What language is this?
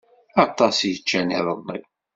Kabyle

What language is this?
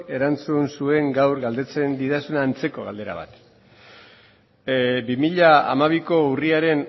Basque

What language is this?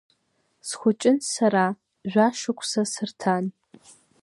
Abkhazian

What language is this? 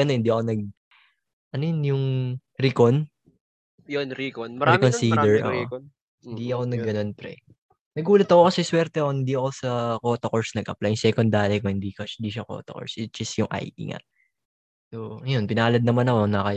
Filipino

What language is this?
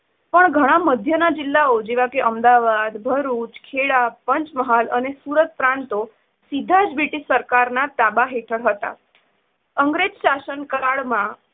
Gujarati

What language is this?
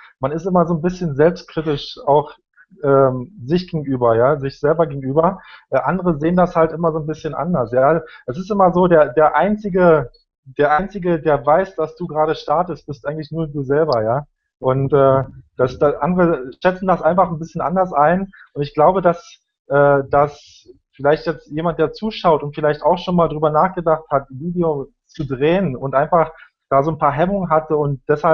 German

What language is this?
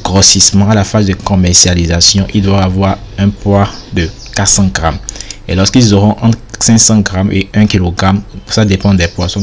French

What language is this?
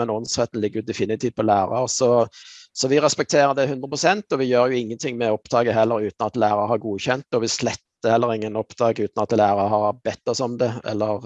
Norwegian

